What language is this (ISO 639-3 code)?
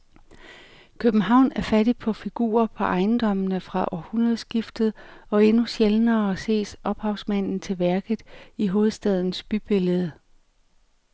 dan